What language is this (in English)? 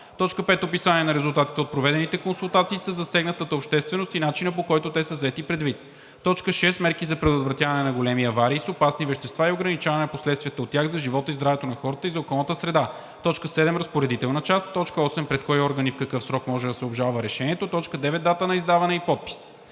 Bulgarian